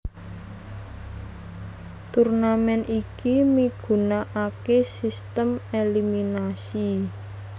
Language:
Javanese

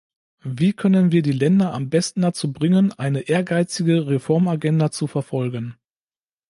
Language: German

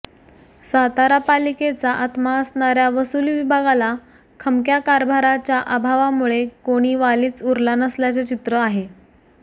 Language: Marathi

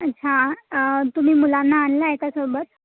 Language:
Marathi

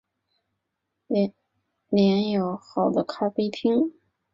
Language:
Chinese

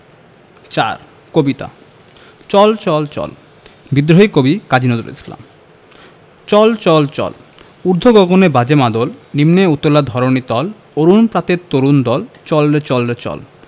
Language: Bangla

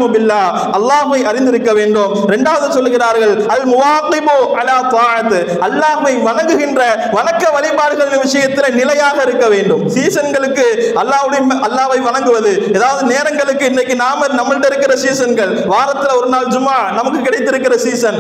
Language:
Arabic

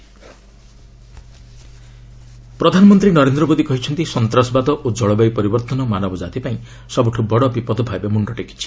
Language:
Odia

